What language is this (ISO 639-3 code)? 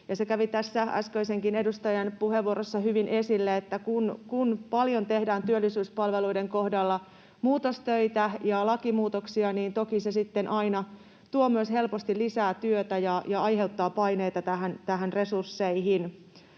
fin